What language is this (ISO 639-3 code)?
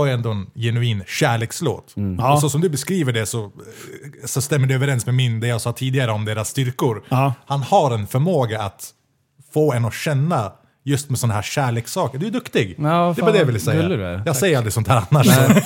swe